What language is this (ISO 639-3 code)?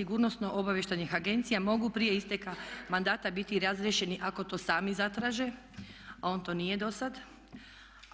hrv